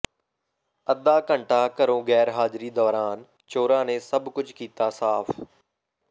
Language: Punjabi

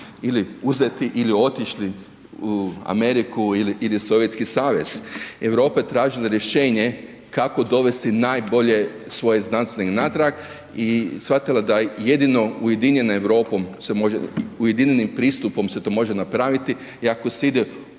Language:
Croatian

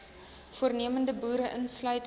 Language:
Afrikaans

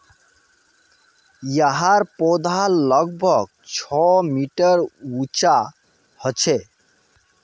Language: Magahi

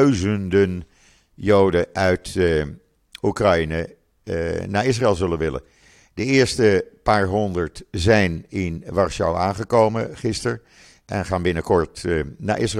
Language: Dutch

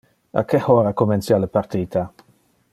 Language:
Interlingua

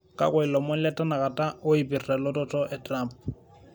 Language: Masai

